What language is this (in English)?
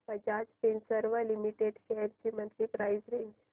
Marathi